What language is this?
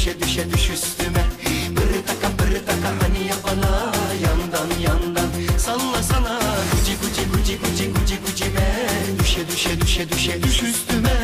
Romanian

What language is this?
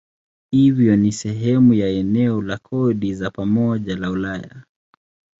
Swahili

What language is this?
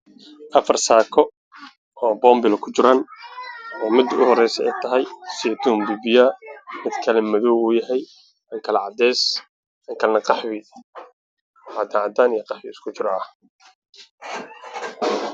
Somali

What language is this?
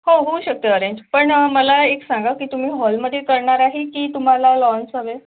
Marathi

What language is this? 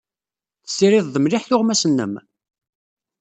Kabyle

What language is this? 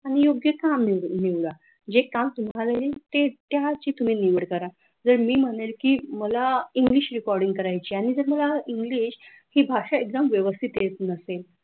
Marathi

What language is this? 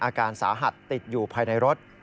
Thai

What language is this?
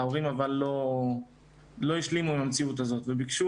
Hebrew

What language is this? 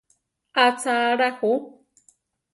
Central Tarahumara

